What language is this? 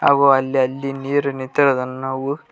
Kannada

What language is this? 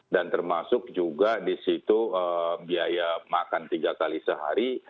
Indonesian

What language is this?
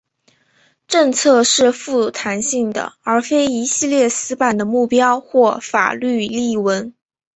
Chinese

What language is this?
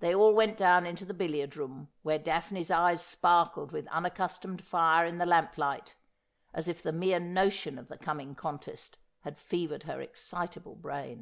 English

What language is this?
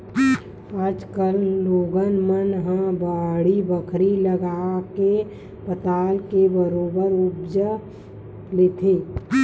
Chhattisgarhi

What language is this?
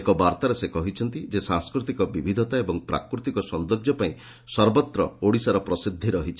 Odia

